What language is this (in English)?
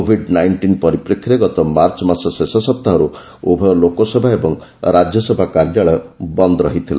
Odia